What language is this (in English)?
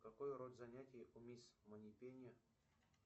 Russian